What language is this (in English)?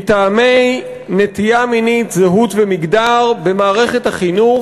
Hebrew